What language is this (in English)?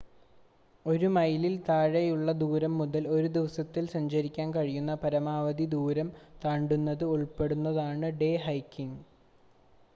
Malayalam